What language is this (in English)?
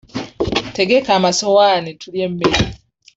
Ganda